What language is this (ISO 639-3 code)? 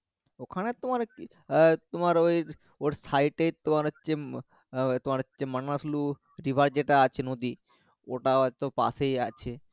ben